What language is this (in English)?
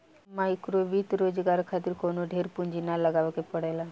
Bhojpuri